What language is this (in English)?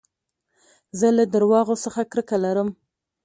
Pashto